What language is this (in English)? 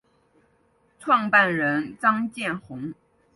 Chinese